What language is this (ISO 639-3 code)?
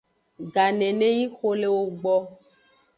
ajg